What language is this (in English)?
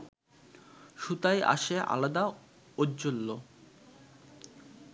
Bangla